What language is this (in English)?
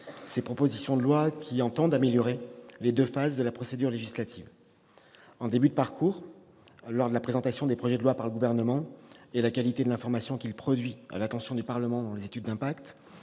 French